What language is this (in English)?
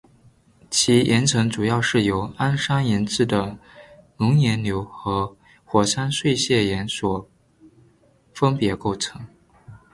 Chinese